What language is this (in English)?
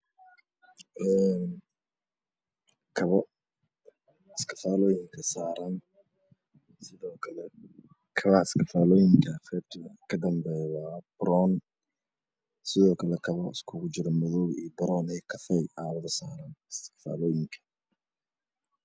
Somali